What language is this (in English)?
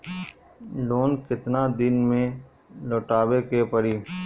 Bhojpuri